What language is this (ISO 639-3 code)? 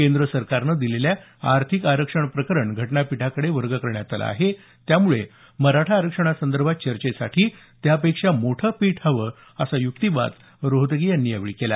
mar